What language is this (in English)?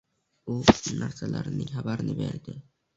Uzbek